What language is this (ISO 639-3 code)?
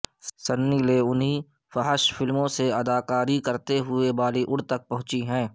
urd